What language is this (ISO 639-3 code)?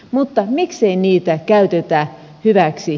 fin